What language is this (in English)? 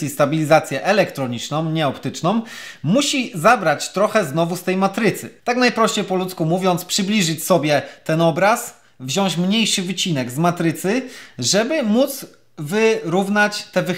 Polish